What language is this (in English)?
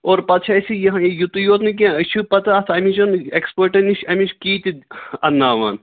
Kashmiri